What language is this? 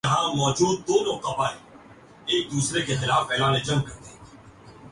Urdu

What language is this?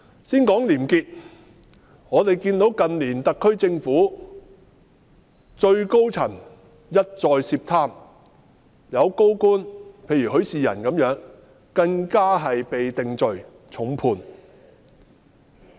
Cantonese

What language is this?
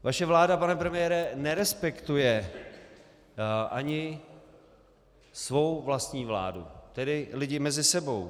Czech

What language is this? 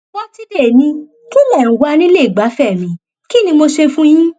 Yoruba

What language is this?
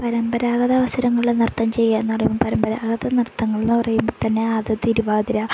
Malayalam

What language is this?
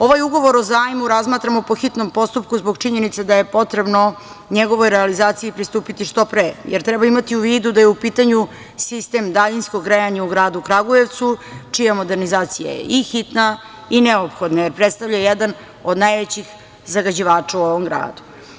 Serbian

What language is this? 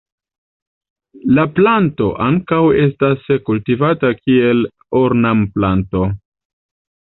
Esperanto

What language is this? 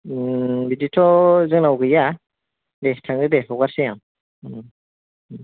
Bodo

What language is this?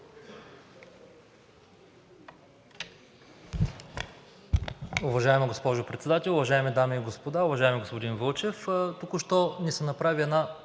Bulgarian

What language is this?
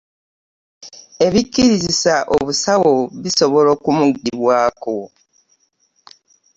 Ganda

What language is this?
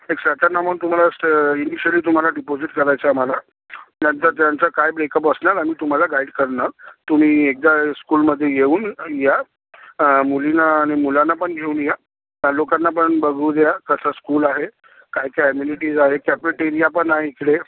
Marathi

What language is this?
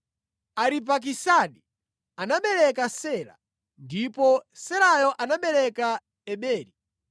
Nyanja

